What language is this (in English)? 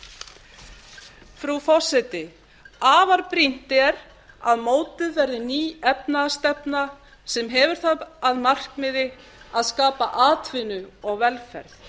Icelandic